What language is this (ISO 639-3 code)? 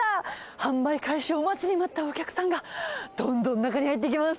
jpn